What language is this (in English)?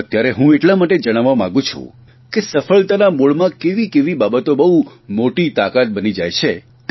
Gujarati